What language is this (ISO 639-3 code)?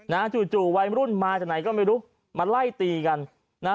tha